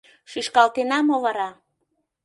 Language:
Mari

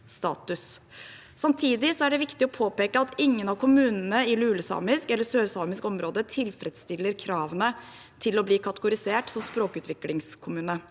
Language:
Norwegian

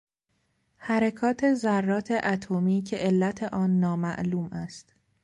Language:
Persian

